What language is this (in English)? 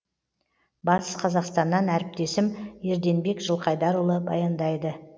Kazakh